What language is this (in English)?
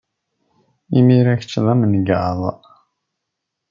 Kabyle